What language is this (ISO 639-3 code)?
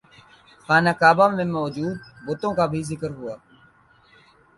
urd